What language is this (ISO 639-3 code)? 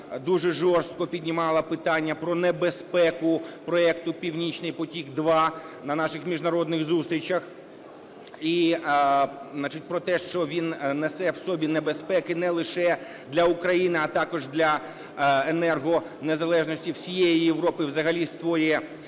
ukr